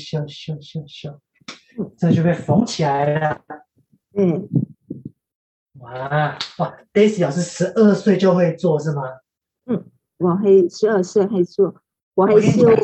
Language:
Chinese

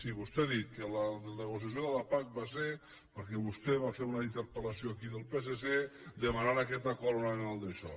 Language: Catalan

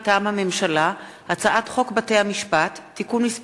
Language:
Hebrew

